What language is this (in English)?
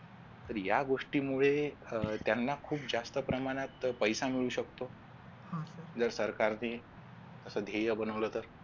Marathi